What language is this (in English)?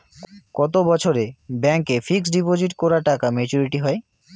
Bangla